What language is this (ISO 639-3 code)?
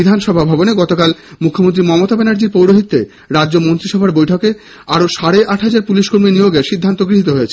ben